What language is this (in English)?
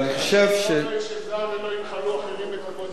Hebrew